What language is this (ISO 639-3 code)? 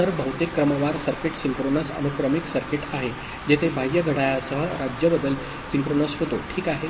mar